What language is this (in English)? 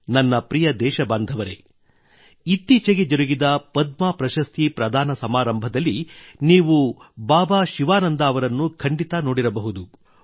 Kannada